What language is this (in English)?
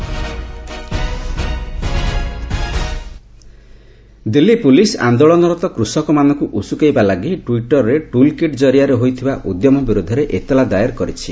Odia